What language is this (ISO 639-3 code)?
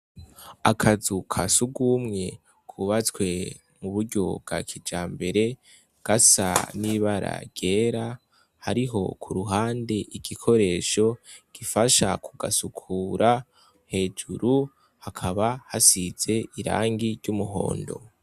run